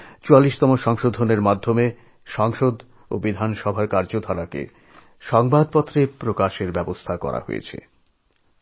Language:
Bangla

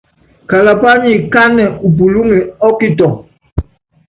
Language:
Yangben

